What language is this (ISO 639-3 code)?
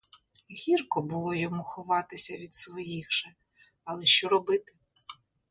ukr